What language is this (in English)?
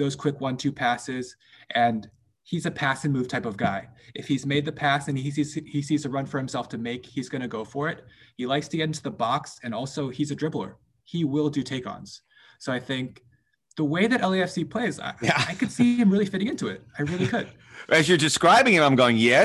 English